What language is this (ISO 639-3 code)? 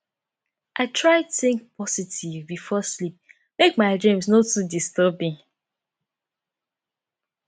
pcm